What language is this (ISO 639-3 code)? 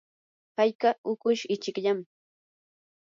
qur